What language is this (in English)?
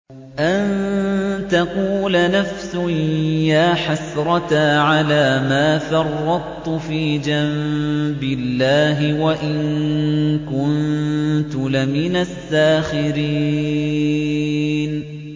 Arabic